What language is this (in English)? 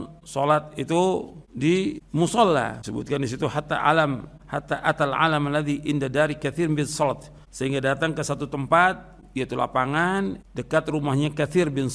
Indonesian